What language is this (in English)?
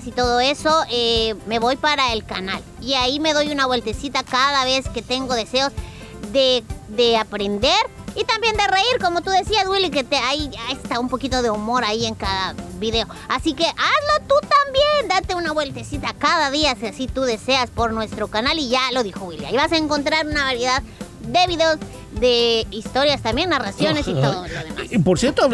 Spanish